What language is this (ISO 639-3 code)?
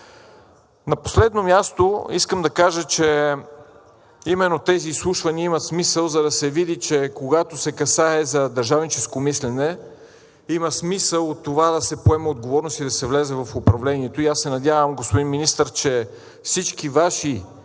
bul